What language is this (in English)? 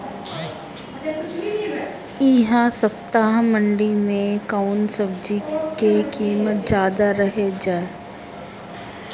Bhojpuri